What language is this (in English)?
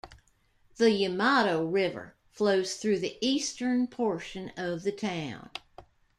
English